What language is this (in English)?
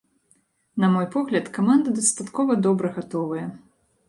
Belarusian